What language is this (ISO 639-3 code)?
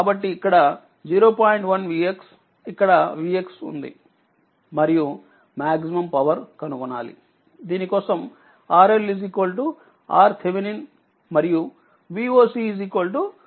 tel